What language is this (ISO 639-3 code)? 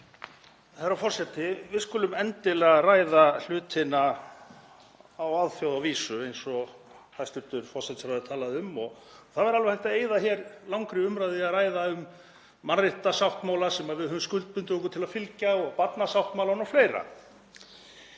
isl